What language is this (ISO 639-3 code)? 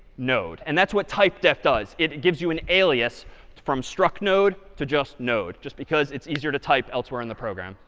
eng